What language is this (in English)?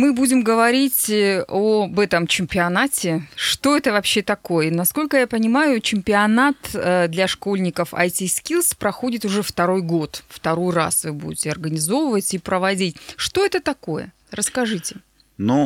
Russian